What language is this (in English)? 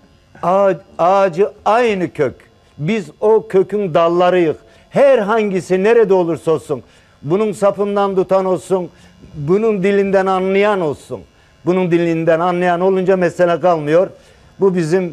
Turkish